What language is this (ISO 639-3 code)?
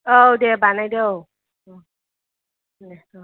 brx